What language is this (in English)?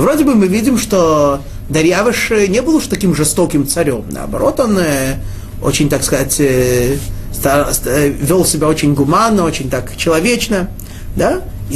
Russian